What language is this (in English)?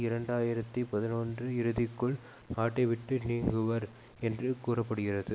Tamil